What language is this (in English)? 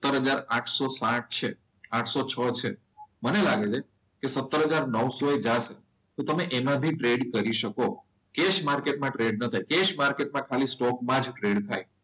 Gujarati